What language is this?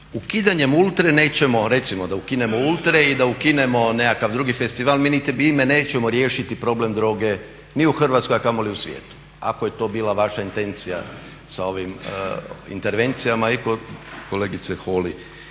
Croatian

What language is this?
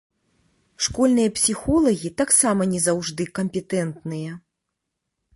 Belarusian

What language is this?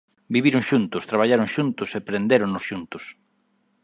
Galician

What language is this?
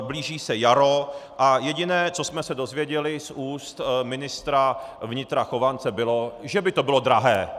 Czech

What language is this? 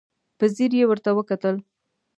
Pashto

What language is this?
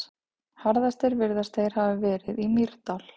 Icelandic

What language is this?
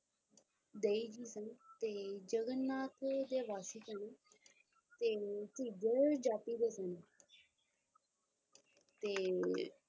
Punjabi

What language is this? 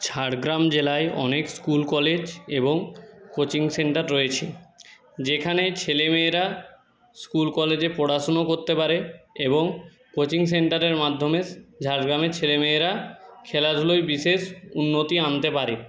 Bangla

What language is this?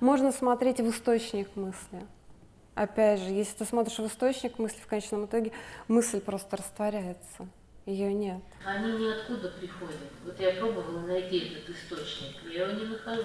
Russian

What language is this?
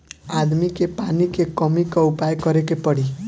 Bhojpuri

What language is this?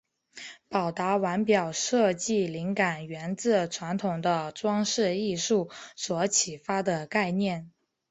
Chinese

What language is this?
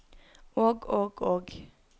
Norwegian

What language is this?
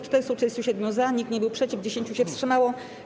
Polish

